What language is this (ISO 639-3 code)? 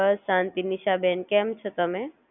guj